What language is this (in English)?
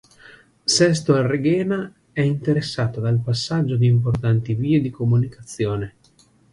Italian